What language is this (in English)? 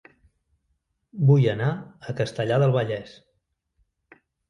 Catalan